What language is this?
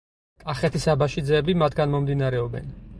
Georgian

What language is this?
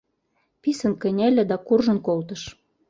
Mari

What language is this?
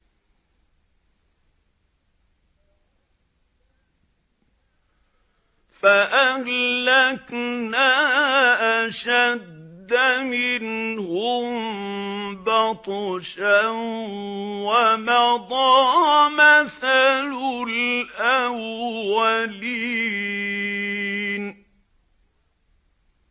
Arabic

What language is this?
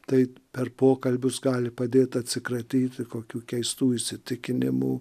Lithuanian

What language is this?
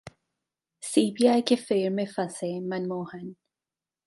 Hindi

